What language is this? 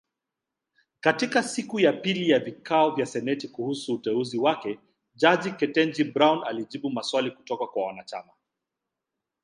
Swahili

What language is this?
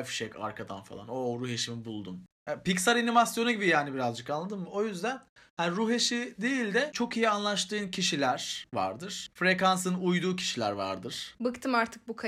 Turkish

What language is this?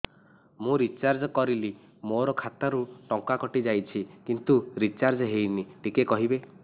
Odia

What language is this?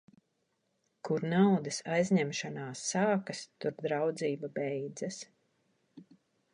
Latvian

